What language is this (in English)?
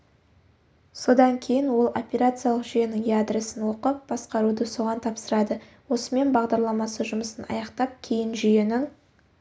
Kazakh